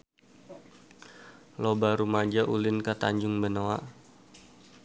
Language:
Sundanese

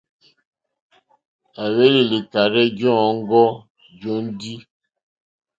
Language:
Mokpwe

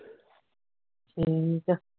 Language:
Punjabi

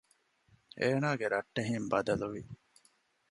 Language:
Divehi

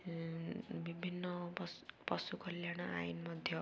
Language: Odia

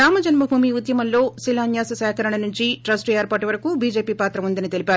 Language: Telugu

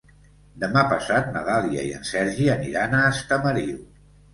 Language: Catalan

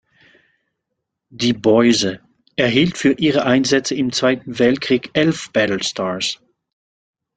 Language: German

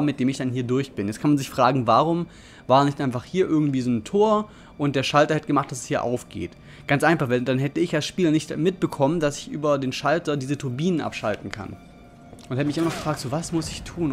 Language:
German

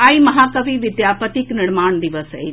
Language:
Maithili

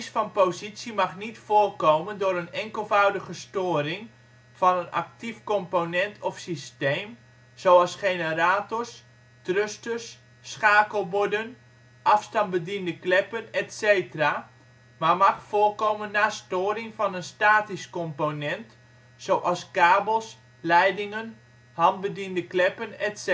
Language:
Dutch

